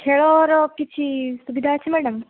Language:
Odia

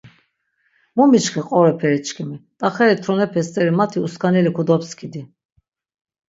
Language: Laz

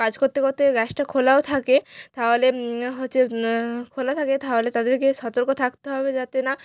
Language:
Bangla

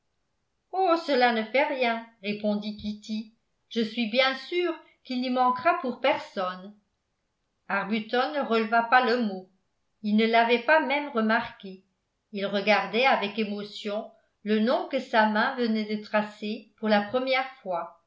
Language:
French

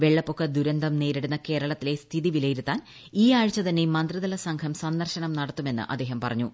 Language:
Malayalam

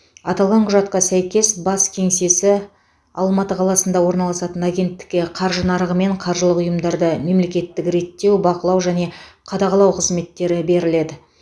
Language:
Kazakh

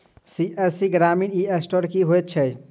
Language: Maithili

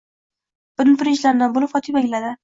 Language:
Uzbek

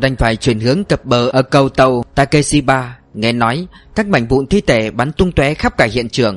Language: Vietnamese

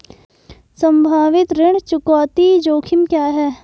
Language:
Hindi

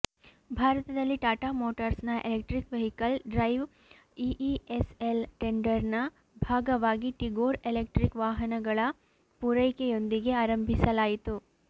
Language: Kannada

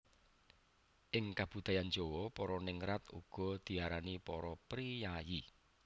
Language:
Javanese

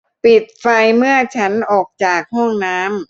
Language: Thai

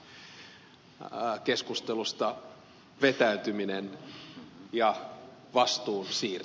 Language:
Finnish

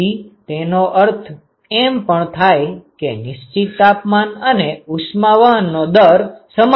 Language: Gujarati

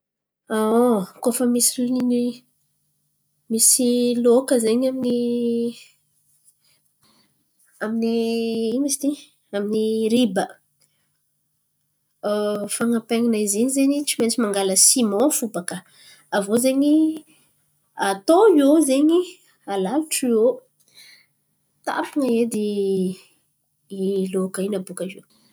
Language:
Antankarana Malagasy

